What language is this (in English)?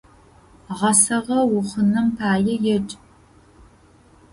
Adyghe